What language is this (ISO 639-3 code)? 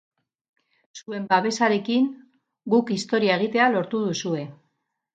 eus